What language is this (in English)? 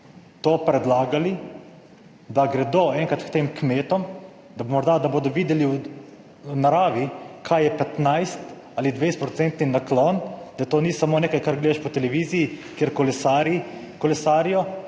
Slovenian